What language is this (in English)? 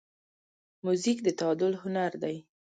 Pashto